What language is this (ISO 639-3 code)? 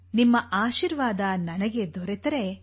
kan